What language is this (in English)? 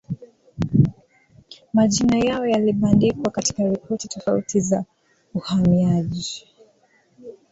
Swahili